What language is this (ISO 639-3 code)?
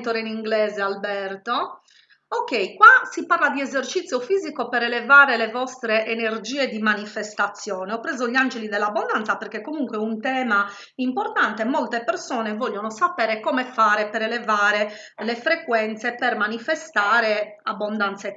ita